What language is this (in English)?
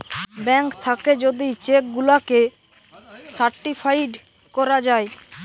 Bangla